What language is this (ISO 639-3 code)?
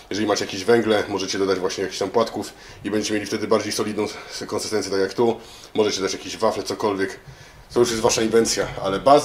pol